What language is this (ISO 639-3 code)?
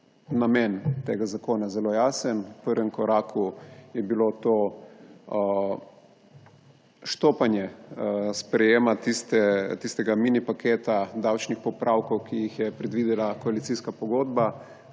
slv